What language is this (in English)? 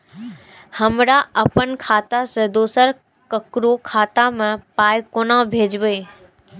Maithili